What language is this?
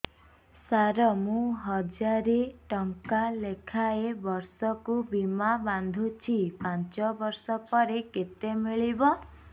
Odia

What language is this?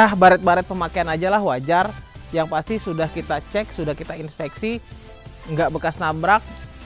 Indonesian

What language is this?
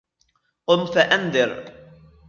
Arabic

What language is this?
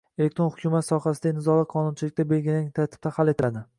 Uzbek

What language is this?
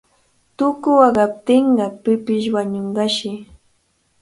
Cajatambo North Lima Quechua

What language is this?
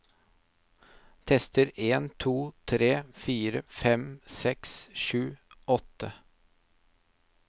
Norwegian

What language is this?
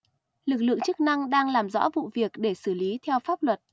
Vietnamese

